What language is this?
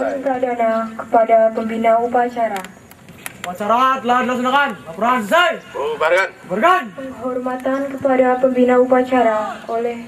Indonesian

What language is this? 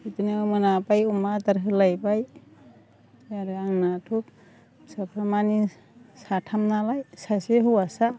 Bodo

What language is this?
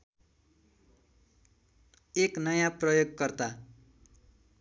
Nepali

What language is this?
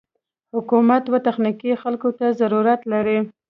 Pashto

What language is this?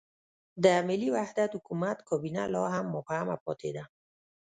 Pashto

